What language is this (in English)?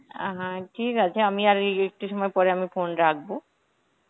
Bangla